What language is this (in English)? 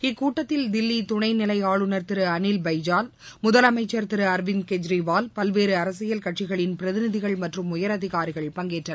Tamil